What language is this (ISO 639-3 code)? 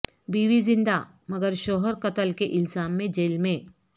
urd